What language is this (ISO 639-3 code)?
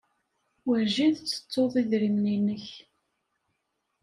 kab